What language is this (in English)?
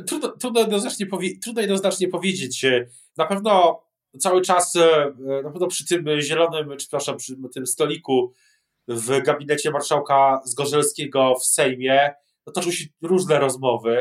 Polish